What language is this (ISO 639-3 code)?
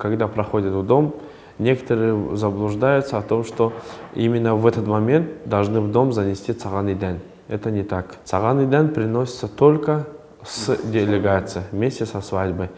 rus